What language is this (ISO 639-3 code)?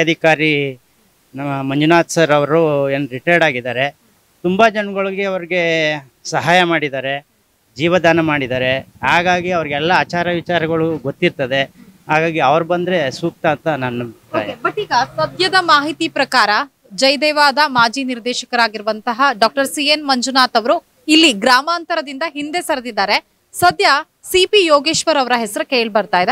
kan